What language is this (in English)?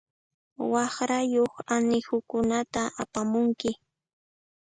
Puno Quechua